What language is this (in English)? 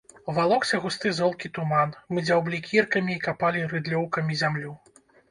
Belarusian